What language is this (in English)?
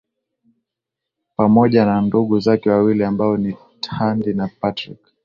Swahili